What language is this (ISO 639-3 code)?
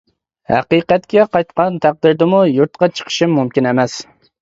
uig